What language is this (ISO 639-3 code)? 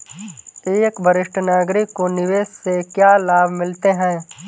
hin